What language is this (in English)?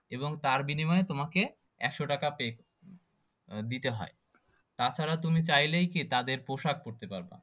Bangla